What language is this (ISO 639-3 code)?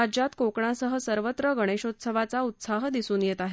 mar